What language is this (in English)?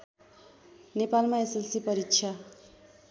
Nepali